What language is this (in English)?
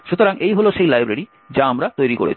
Bangla